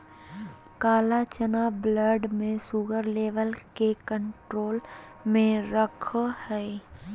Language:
Magahi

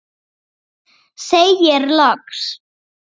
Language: Icelandic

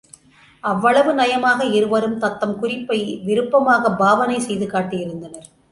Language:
Tamil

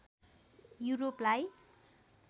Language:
Nepali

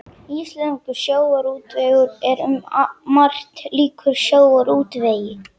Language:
Icelandic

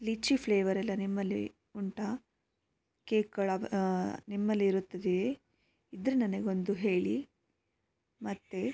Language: Kannada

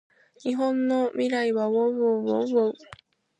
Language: Japanese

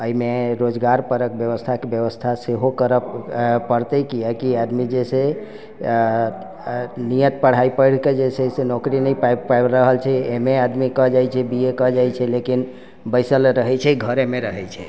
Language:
Maithili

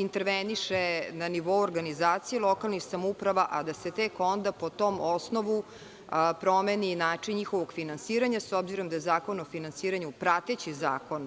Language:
Serbian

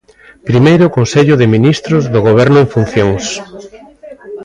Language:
Galician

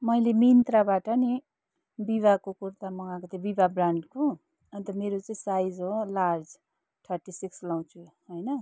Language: Nepali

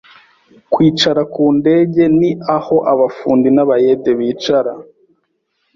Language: Kinyarwanda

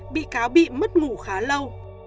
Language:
Vietnamese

